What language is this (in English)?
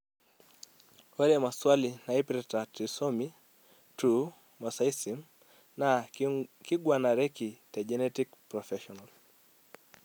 Masai